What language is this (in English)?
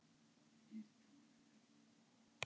Icelandic